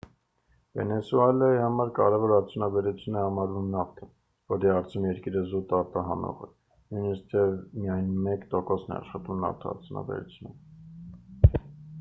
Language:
Armenian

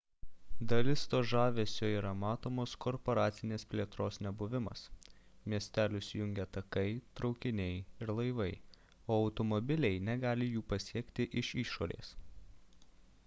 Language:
Lithuanian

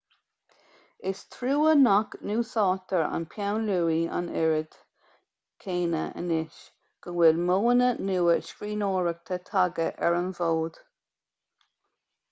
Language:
Irish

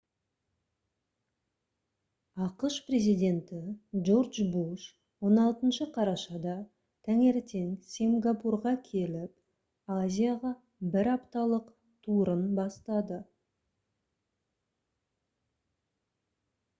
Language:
Kazakh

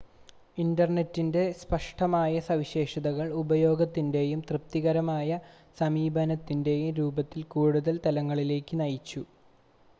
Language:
Malayalam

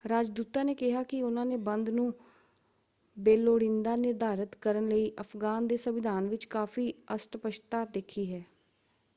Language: Punjabi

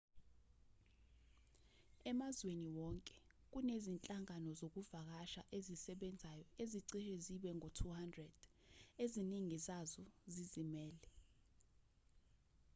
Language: Zulu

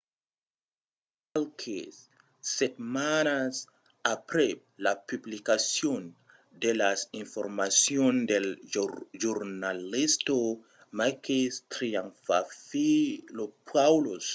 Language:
Occitan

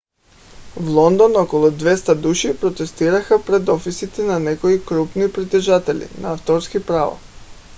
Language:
Bulgarian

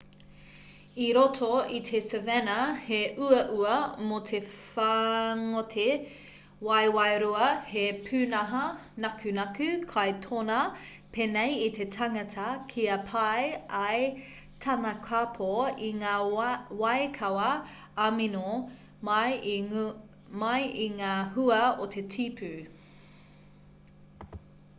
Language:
Māori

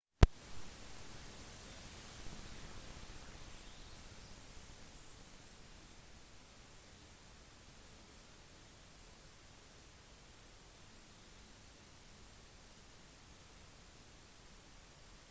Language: Norwegian Bokmål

